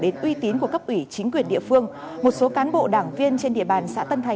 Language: Vietnamese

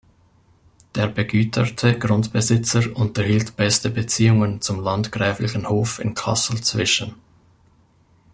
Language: German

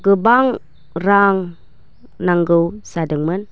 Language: Bodo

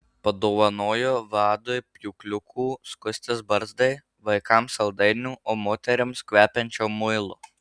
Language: Lithuanian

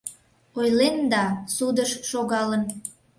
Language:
Mari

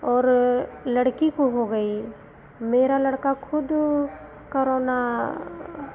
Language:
Hindi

